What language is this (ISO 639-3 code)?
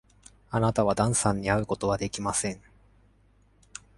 jpn